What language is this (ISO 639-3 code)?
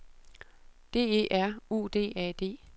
dan